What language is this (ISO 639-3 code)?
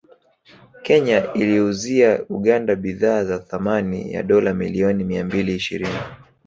swa